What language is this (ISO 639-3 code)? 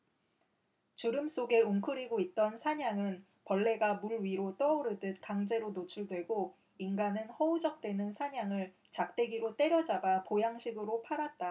kor